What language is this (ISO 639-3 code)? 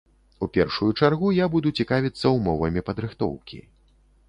bel